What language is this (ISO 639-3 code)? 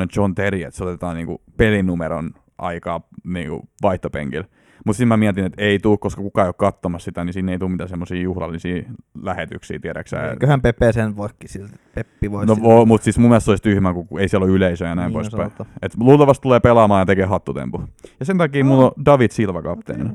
fin